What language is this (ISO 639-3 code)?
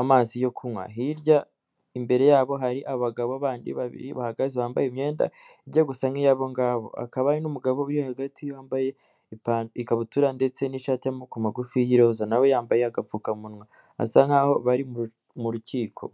kin